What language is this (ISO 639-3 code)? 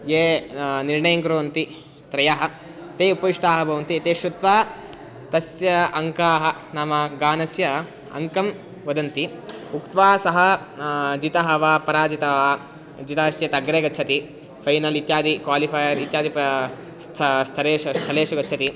san